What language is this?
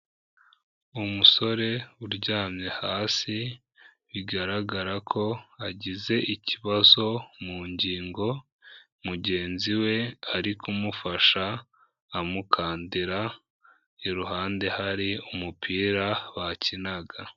Kinyarwanda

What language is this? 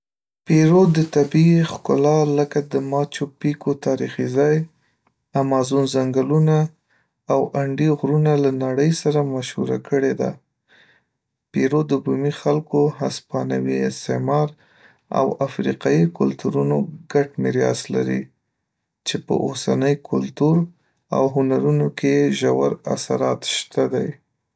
Pashto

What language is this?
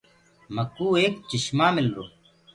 Gurgula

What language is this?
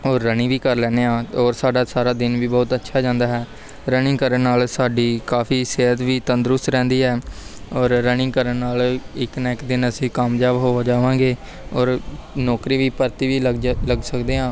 Punjabi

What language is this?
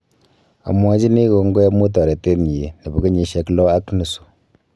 Kalenjin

